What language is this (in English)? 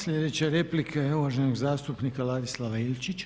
Croatian